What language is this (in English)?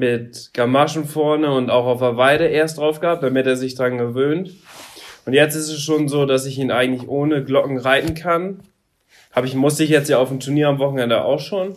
German